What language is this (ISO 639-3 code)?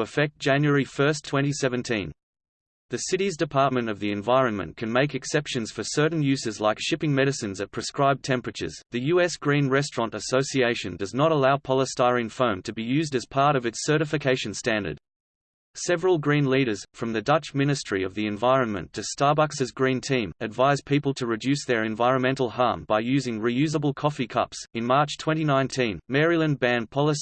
eng